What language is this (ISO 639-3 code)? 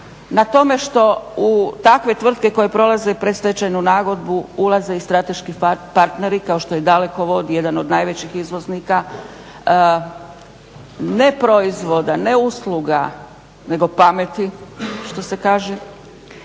hrv